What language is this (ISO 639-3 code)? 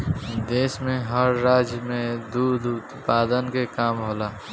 bho